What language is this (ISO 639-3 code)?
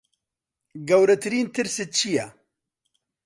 ckb